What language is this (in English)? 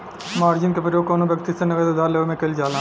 Bhojpuri